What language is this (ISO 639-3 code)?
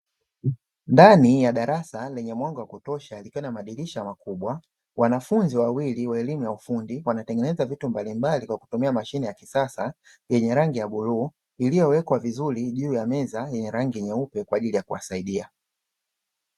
swa